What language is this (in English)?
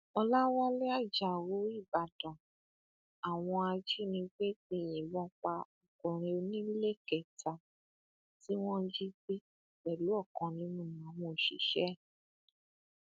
Yoruba